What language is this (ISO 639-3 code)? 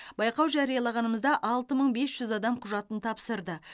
kaz